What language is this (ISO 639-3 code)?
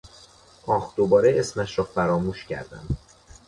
fas